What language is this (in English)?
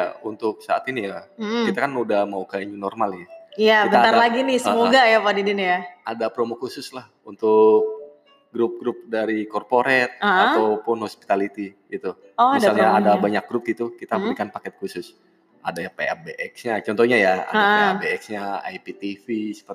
Indonesian